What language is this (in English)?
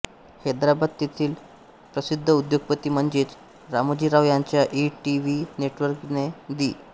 Marathi